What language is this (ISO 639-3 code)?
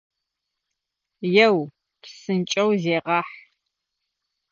ady